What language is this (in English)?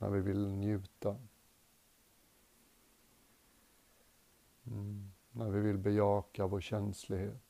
Swedish